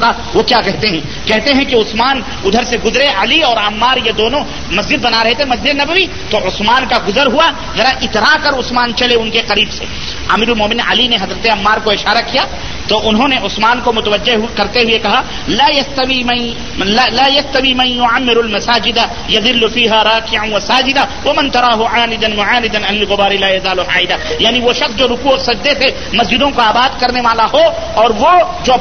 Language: Urdu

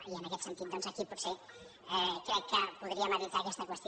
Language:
Catalan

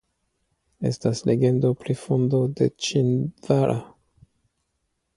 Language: Esperanto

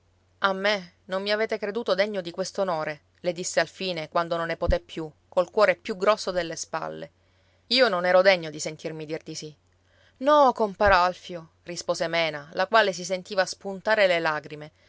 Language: Italian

